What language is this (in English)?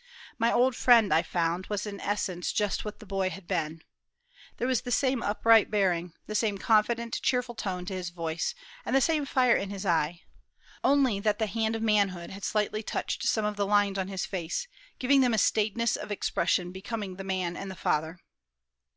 English